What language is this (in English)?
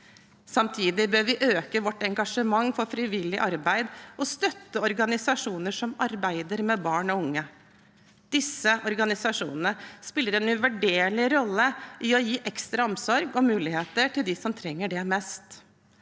Norwegian